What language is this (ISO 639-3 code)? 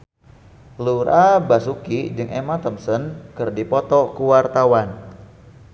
sun